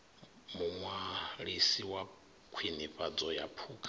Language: Venda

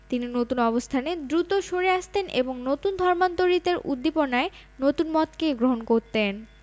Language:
Bangla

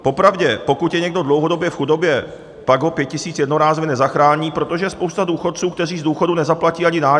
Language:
Czech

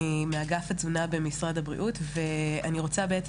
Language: Hebrew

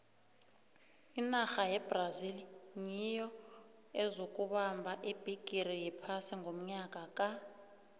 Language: South Ndebele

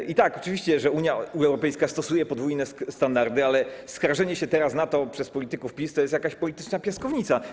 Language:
Polish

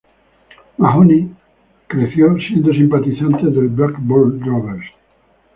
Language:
Spanish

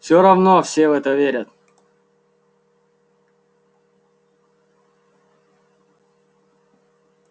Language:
Russian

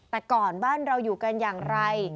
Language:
Thai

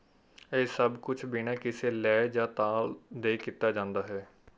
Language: Punjabi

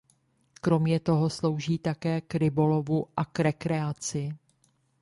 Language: Czech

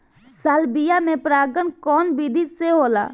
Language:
Bhojpuri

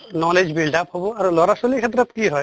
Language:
Assamese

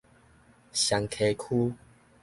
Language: Min Nan Chinese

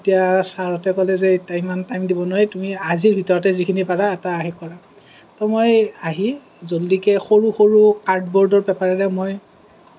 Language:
Assamese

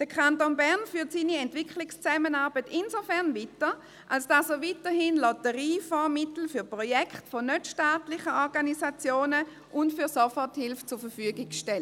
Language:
Swiss German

